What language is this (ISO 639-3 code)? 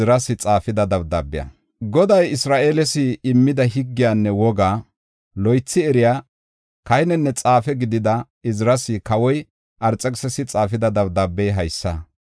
gof